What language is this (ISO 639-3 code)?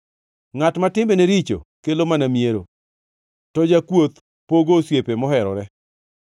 luo